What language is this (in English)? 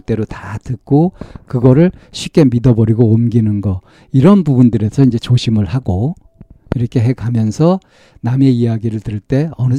Korean